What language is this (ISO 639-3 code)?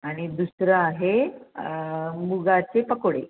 mar